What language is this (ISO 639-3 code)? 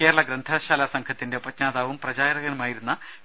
mal